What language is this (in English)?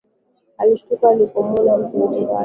Swahili